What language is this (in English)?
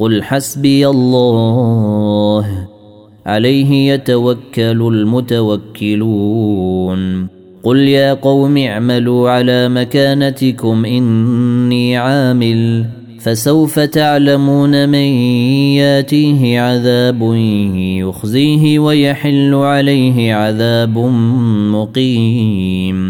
Arabic